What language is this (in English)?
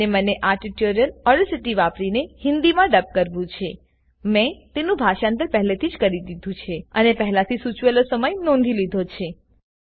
Gujarati